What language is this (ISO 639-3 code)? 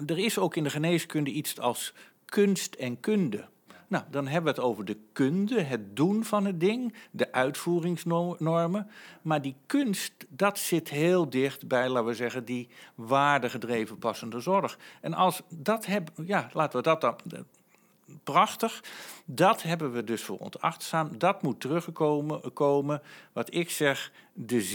nld